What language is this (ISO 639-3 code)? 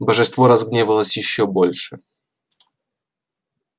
rus